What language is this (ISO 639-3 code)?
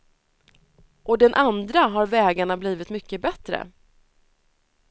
swe